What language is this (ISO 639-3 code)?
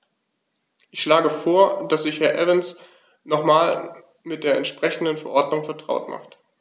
deu